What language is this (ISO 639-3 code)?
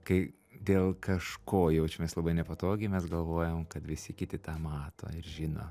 lit